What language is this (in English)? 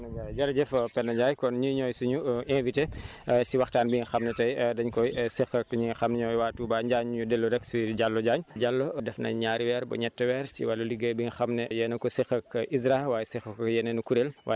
Wolof